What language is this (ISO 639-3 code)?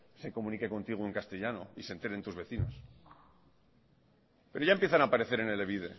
spa